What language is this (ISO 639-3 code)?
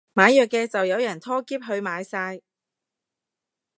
yue